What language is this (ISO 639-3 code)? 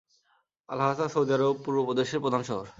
ben